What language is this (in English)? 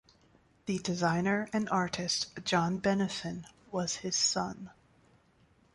English